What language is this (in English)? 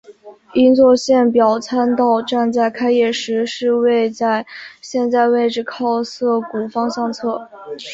Chinese